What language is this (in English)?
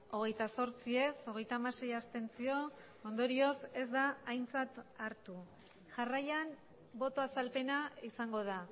Basque